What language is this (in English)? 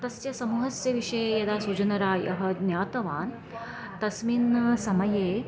Sanskrit